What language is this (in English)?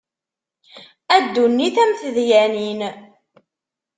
Kabyle